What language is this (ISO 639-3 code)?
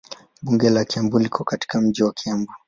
swa